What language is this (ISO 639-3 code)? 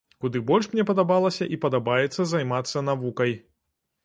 bel